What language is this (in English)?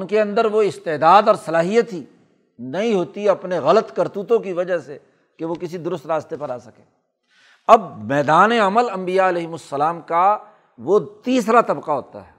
Urdu